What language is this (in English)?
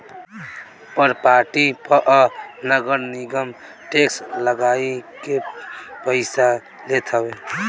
Bhojpuri